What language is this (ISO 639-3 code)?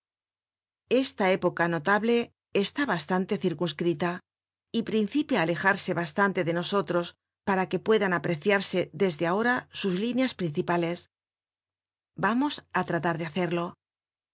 spa